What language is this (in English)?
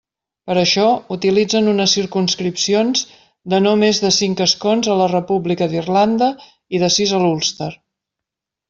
Catalan